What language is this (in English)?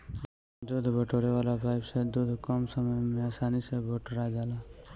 Bhojpuri